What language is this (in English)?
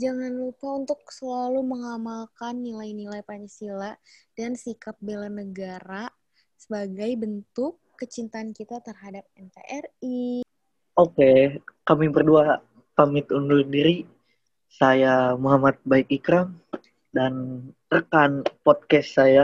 Indonesian